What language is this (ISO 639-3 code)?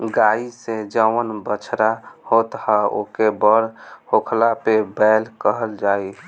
bho